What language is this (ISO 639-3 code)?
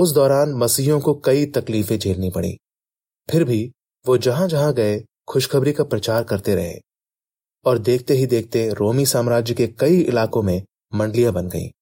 hin